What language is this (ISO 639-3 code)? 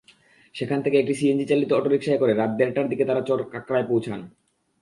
ben